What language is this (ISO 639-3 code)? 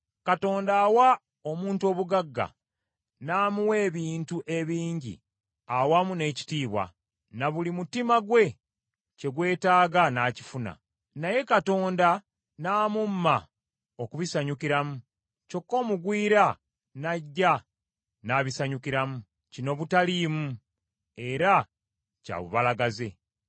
lug